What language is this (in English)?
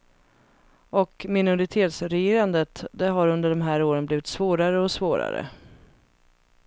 Swedish